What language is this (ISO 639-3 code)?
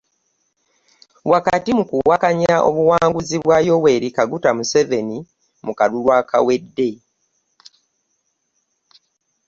lug